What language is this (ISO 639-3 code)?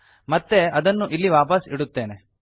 kan